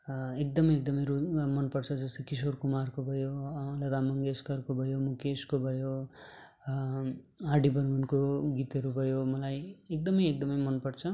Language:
Nepali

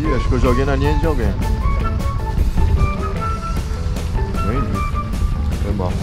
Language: Portuguese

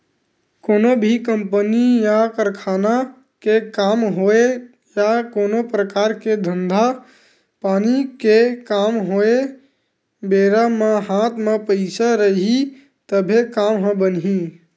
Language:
Chhattisgarhi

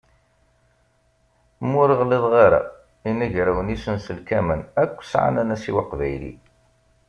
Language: Kabyle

